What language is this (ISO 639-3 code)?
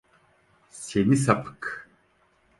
tur